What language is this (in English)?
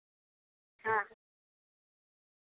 Santali